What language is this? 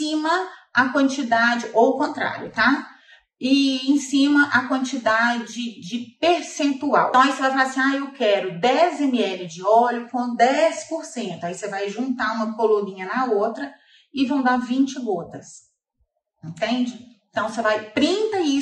Portuguese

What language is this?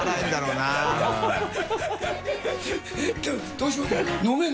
Japanese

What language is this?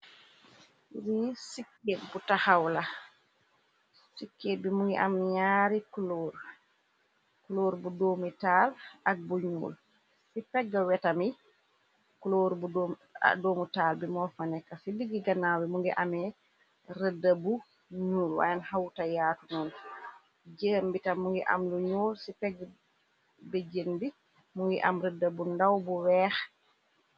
Wolof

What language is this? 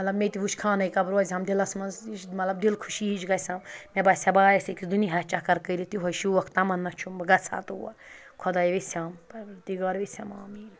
Kashmiri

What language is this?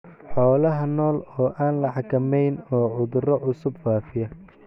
Somali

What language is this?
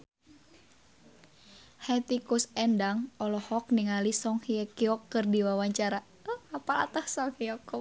Sundanese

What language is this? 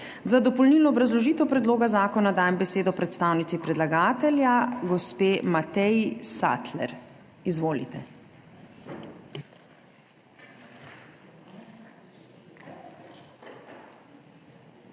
Slovenian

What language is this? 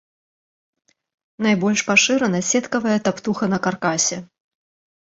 Belarusian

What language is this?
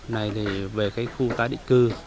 Vietnamese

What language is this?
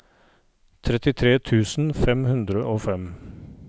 Norwegian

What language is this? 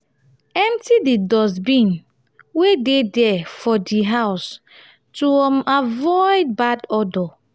Nigerian Pidgin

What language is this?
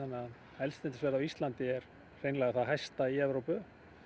Icelandic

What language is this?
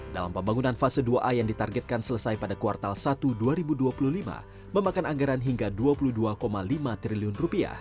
Indonesian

